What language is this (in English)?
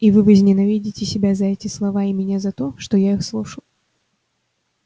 Russian